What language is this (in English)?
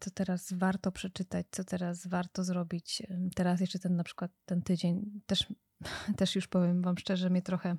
Polish